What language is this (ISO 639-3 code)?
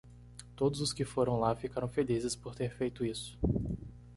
por